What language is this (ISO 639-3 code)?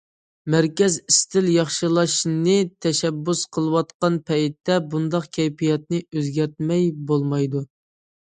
uig